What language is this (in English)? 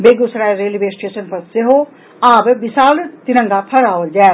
Maithili